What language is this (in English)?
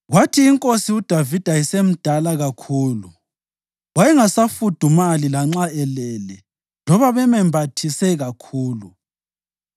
North Ndebele